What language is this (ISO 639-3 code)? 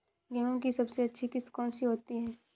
hin